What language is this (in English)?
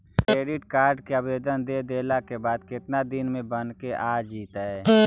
Magahi